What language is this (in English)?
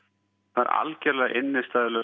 Icelandic